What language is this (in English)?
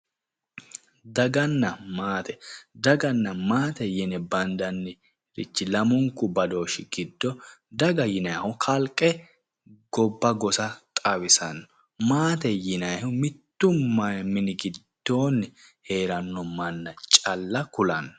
Sidamo